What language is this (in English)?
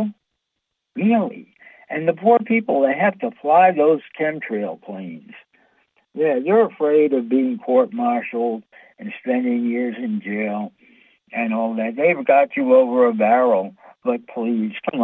English